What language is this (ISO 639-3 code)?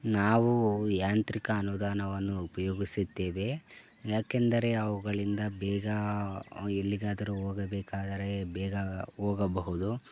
kan